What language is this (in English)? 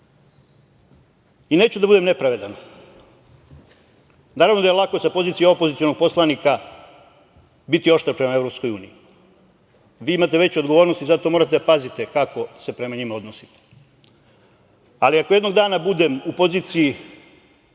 Serbian